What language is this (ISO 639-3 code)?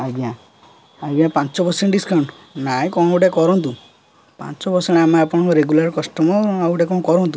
ori